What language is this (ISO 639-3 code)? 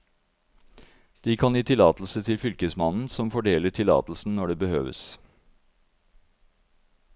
nor